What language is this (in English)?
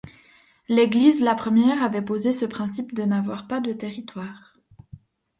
French